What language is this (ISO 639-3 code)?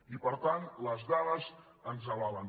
cat